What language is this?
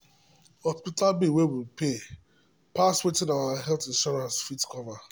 Nigerian Pidgin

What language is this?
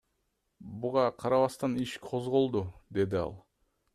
Kyrgyz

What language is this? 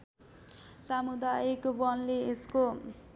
Nepali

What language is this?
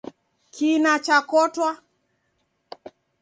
Taita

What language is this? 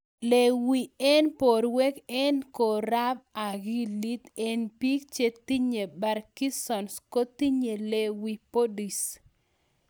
Kalenjin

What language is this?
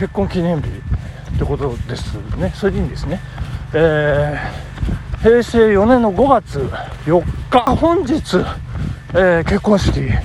Japanese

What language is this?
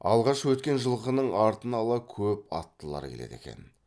Kazakh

